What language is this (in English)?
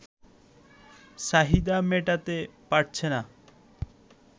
Bangla